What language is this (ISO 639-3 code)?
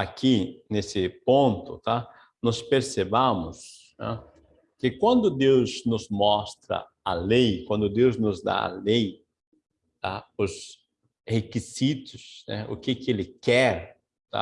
por